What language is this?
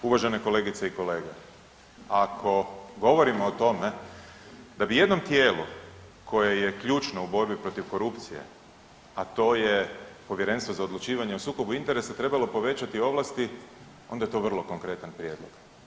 Croatian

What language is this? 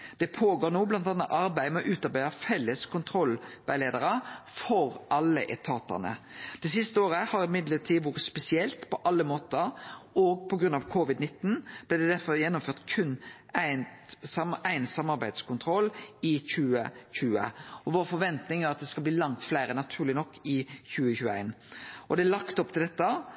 Norwegian Nynorsk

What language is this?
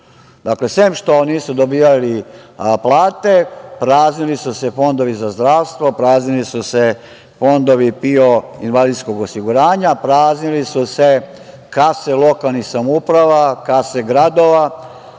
Serbian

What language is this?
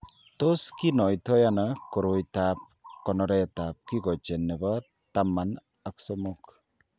Kalenjin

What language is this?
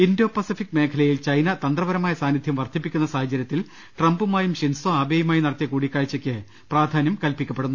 Malayalam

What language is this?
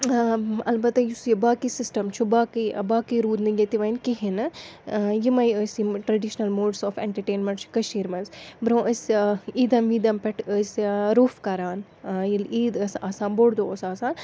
Kashmiri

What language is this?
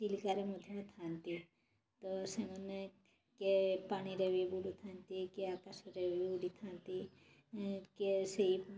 Odia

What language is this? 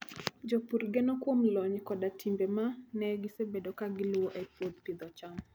Luo (Kenya and Tanzania)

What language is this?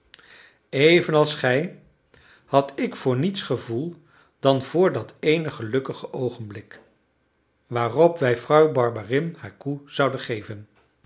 Dutch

